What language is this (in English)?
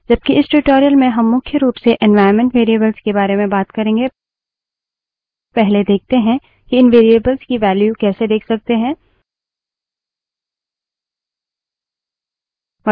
Hindi